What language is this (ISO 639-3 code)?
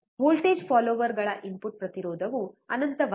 kan